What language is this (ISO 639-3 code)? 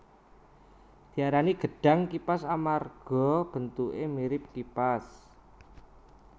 jav